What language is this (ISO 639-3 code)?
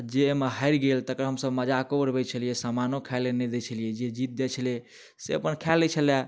mai